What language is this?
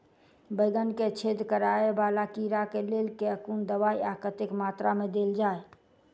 Maithili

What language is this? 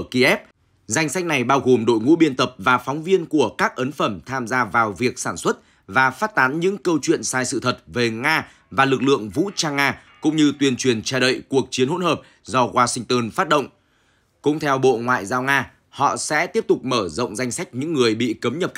Vietnamese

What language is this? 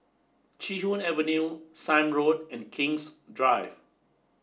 English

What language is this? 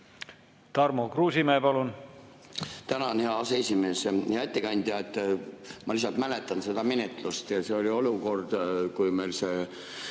Estonian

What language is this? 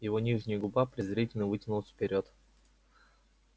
Russian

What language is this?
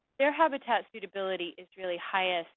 English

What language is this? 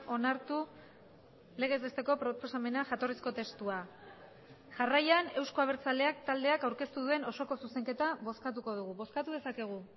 Basque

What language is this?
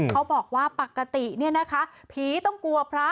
Thai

